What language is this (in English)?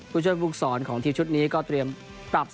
Thai